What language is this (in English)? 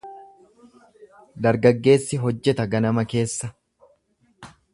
Oromo